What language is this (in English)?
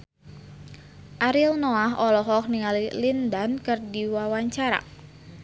Sundanese